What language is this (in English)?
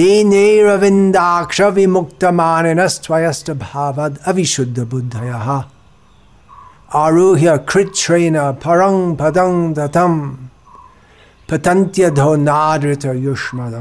Hindi